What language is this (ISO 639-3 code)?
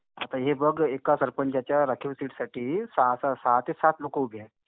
mar